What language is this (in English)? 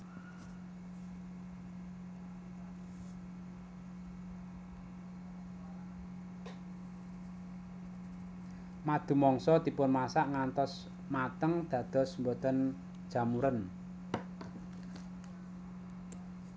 Javanese